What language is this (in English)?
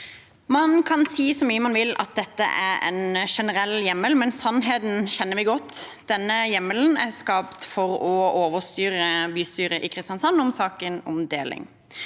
Norwegian